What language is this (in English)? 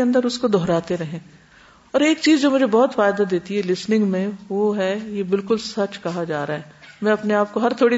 Urdu